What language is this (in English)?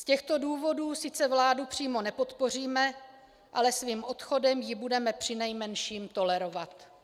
Czech